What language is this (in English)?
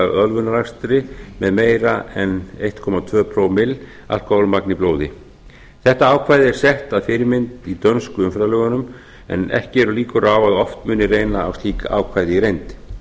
Icelandic